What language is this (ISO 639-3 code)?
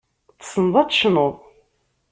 kab